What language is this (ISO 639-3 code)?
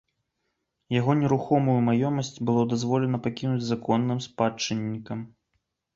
bel